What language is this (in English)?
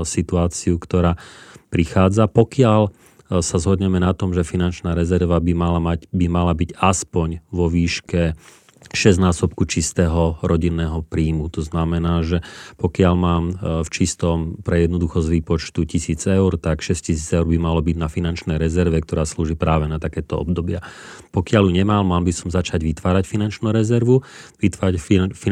Slovak